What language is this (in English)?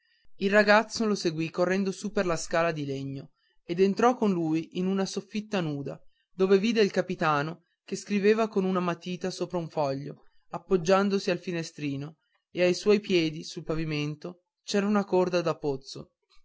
Italian